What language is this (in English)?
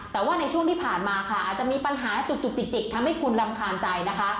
Thai